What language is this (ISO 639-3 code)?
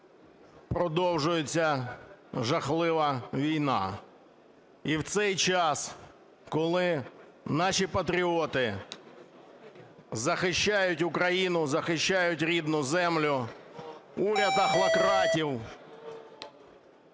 ukr